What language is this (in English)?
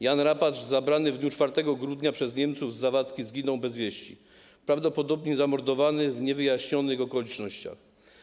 Polish